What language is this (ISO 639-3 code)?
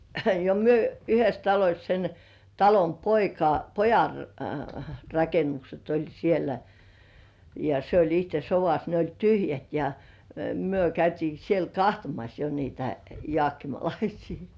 fin